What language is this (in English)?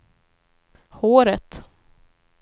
Swedish